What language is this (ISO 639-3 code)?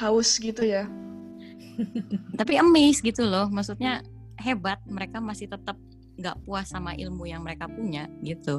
ind